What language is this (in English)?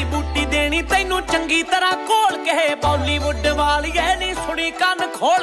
Punjabi